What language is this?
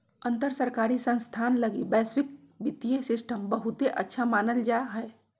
Magahi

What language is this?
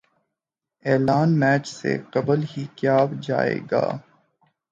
Urdu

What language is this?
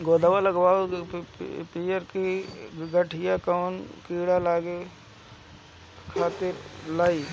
Bhojpuri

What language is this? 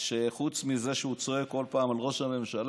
Hebrew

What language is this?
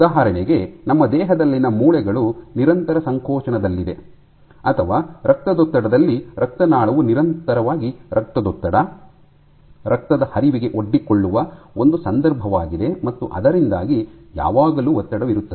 Kannada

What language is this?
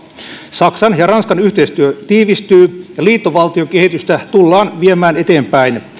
Finnish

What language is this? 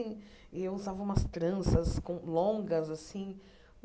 Portuguese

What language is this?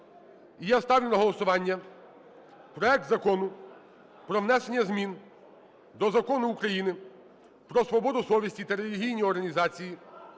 Ukrainian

